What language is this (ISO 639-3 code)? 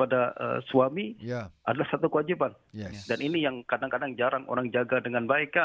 msa